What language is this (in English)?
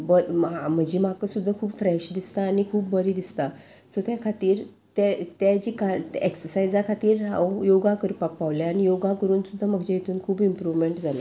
Konkani